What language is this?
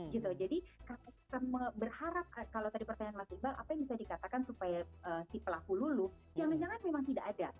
Indonesian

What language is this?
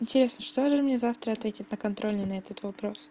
Russian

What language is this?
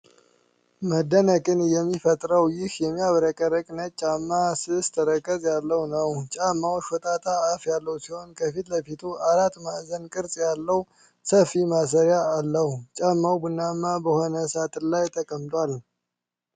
Amharic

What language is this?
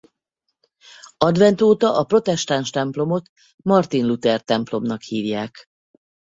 Hungarian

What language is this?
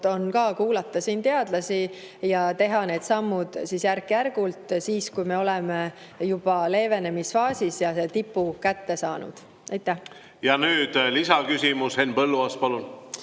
Estonian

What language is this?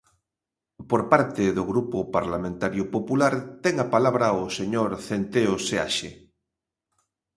Galician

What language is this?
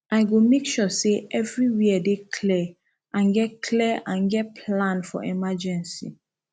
Nigerian Pidgin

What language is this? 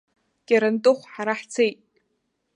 Abkhazian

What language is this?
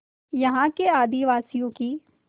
Hindi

